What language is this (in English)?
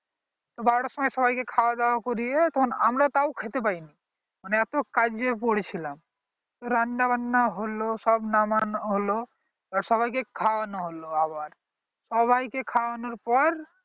Bangla